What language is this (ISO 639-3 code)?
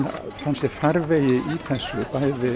isl